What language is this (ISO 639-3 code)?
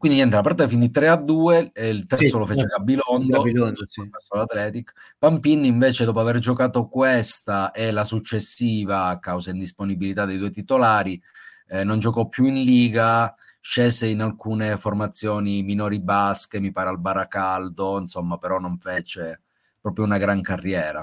ita